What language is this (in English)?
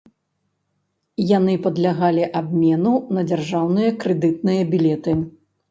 Belarusian